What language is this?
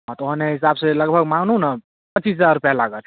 Maithili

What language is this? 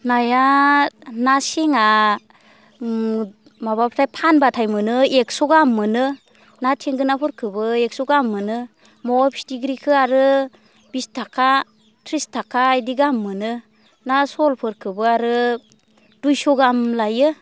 Bodo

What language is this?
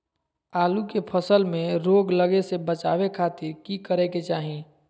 Magahi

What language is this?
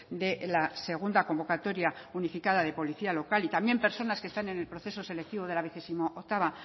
Spanish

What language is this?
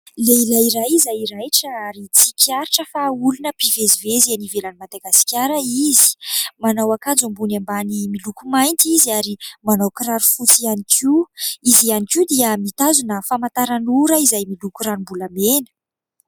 Malagasy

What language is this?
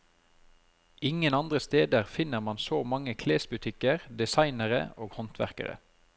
Norwegian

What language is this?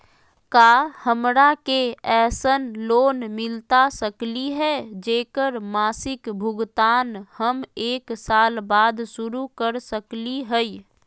Magahi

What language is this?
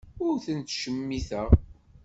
Kabyle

